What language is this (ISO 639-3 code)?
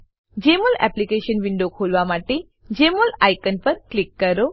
guj